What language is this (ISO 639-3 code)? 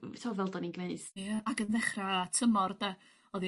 cym